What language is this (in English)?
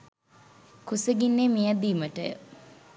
Sinhala